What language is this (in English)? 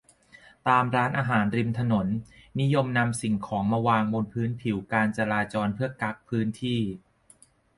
Thai